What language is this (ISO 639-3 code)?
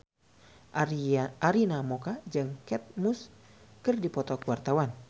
sun